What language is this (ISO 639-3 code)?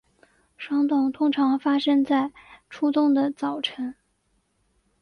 zho